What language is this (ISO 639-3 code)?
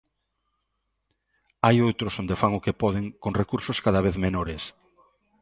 glg